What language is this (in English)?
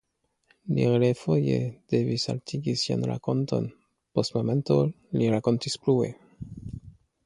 Esperanto